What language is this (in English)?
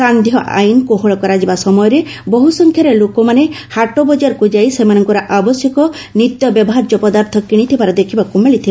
Odia